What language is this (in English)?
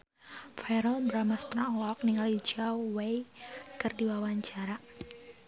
Sundanese